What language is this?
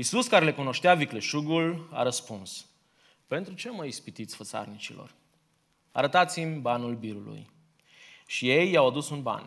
Romanian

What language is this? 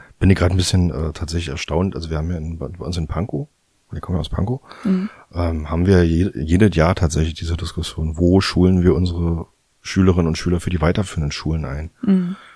German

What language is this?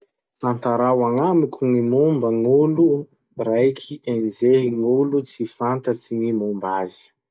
Masikoro Malagasy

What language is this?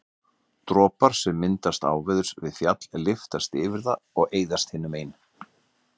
Icelandic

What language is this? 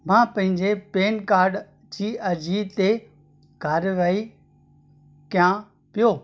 Sindhi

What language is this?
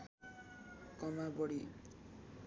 Nepali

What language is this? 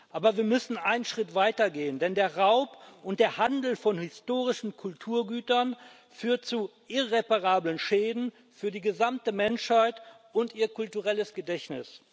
German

